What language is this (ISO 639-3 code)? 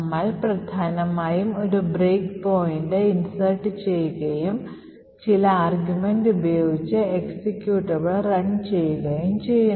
mal